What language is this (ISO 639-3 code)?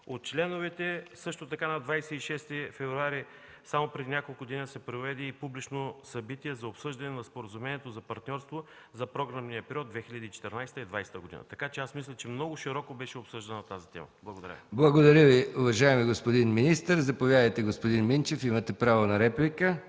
bul